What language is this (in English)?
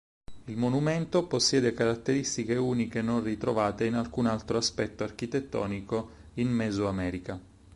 Italian